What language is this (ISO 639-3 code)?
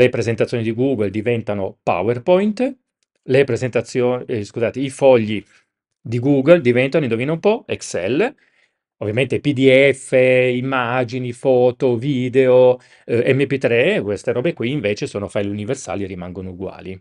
ita